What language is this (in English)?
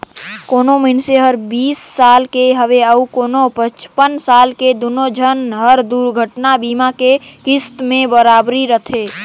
Chhattisgarhi